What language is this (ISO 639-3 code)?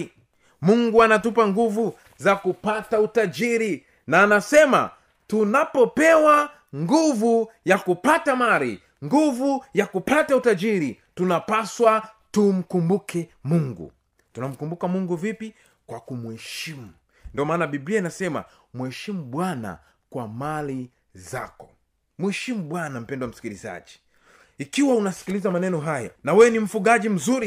swa